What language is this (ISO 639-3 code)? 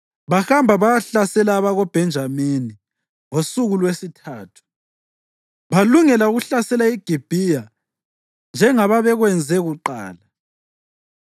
nde